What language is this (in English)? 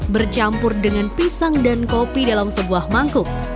Indonesian